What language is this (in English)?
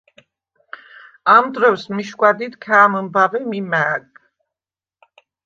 Svan